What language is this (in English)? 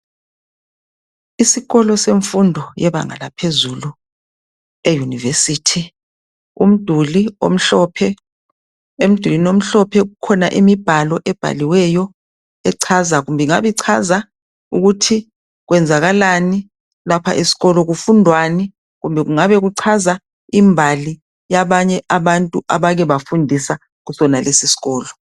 North Ndebele